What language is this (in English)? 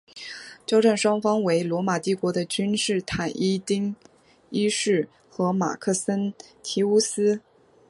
Chinese